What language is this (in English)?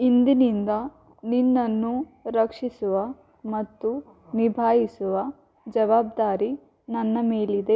Kannada